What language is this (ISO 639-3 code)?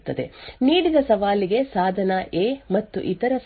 kan